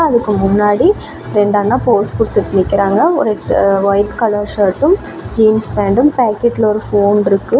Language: Tamil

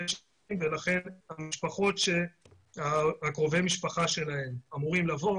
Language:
Hebrew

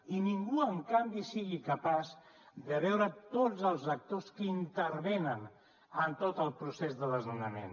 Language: Catalan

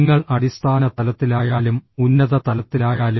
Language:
Malayalam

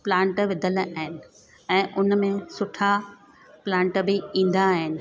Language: Sindhi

